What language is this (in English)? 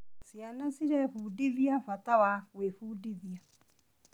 Kikuyu